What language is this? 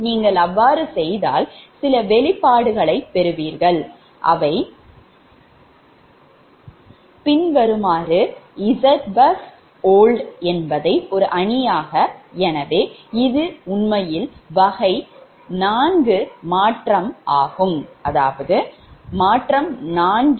Tamil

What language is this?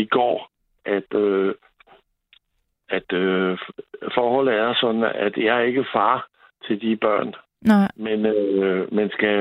Danish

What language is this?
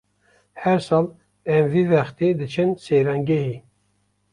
Kurdish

